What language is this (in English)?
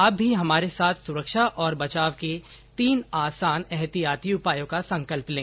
Hindi